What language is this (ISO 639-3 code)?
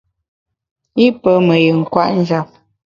bax